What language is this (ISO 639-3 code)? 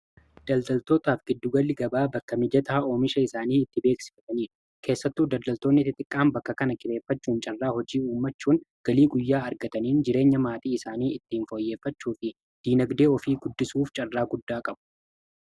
orm